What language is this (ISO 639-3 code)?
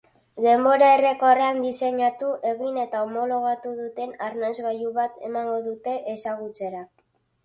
eus